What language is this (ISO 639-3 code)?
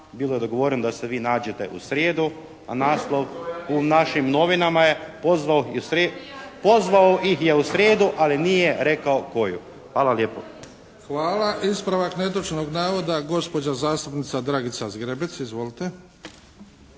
hrv